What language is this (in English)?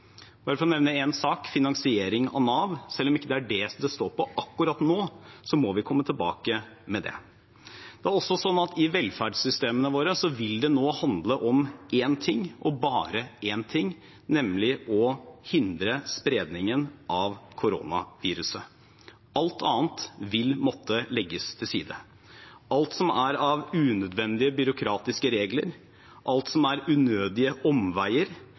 Norwegian Bokmål